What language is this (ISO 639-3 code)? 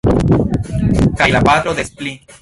epo